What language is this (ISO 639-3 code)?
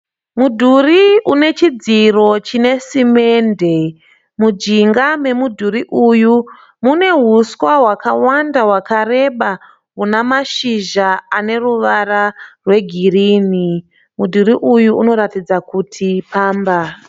sna